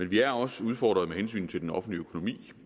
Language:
Danish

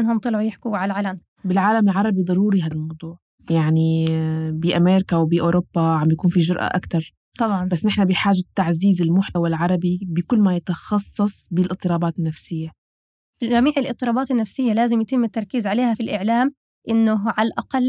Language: Arabic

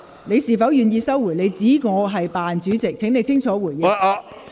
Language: Cantonese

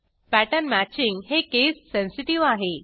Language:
Marathi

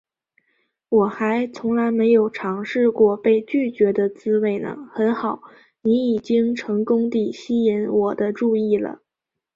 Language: Chinese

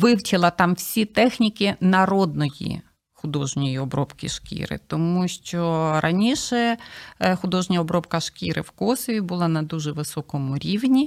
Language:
Ukrainian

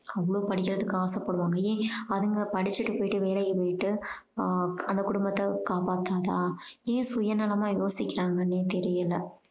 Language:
Tamil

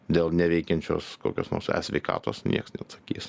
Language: Lithuanian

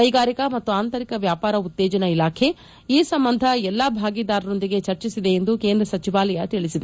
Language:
Kannada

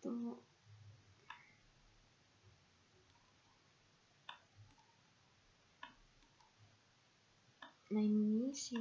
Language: Indonesian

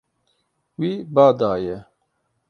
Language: Kurdish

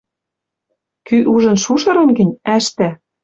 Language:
Western Mari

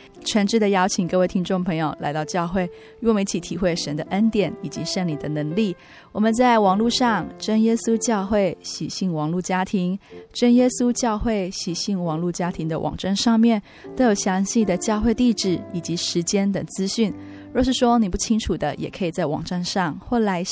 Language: Chinese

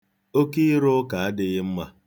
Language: Igbo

